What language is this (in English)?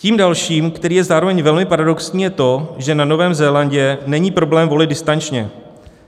Czech